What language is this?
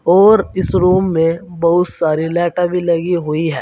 Hindi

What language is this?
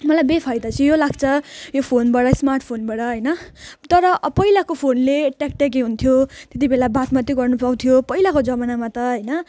Nepali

